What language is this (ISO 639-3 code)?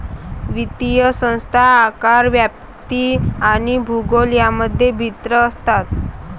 mar